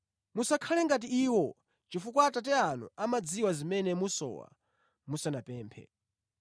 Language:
Nyanja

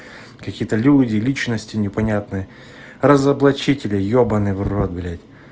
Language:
Russian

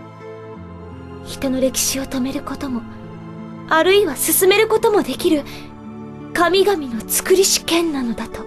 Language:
Japanese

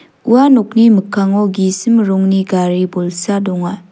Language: Garo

